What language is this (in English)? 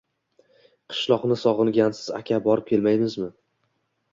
Uzbek